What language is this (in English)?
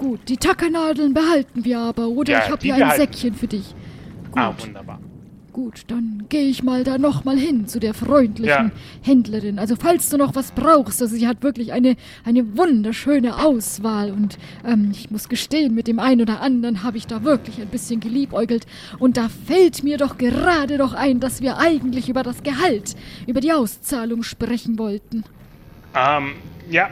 German